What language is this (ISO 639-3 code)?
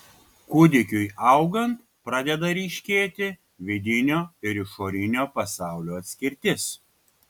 lit